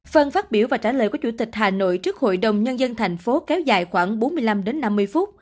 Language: Vietnamese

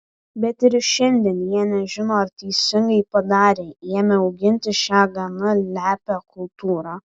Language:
Lithuanian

